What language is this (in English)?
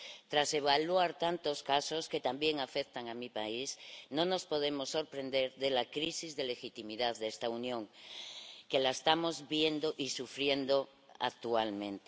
Spanish